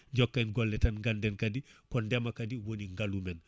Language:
Fula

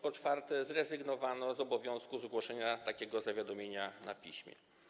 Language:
Polish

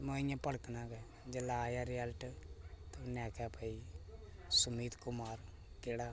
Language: Dogri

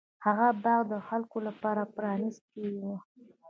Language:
Pashto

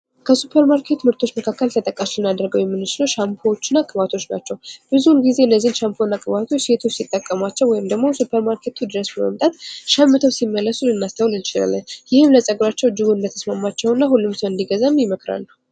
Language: Amharic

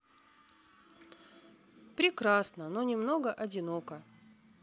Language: Russian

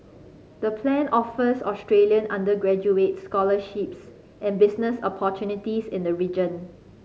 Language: English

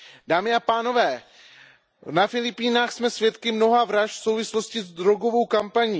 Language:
Czech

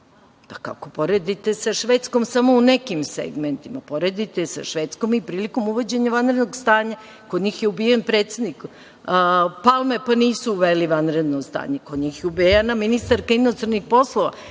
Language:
Serbian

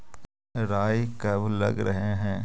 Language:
Magahi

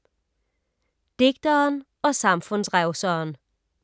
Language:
Danish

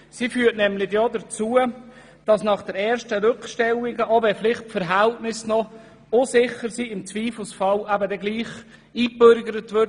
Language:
Swiss German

